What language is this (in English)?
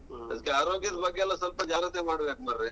Kannada